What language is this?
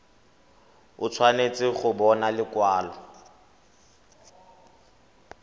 Tswana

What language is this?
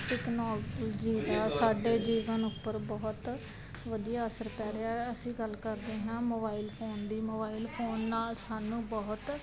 Punjabi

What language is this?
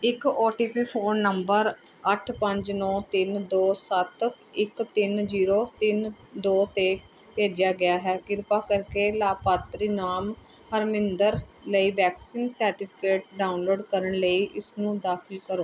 Punjabi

